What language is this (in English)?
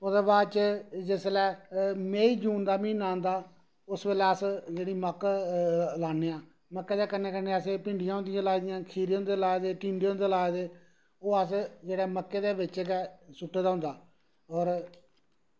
Dogri